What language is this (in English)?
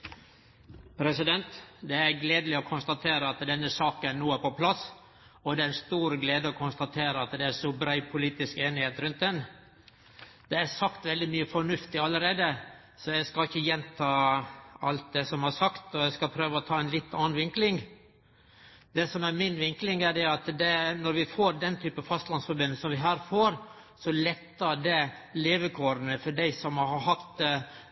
Norwegian